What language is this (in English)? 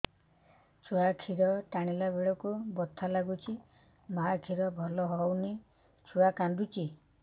Odia